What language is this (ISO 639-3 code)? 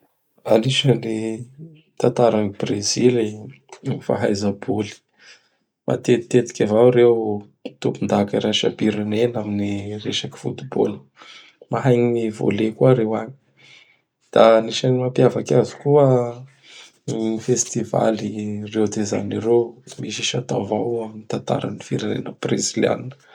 bhr